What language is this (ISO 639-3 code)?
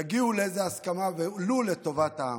heb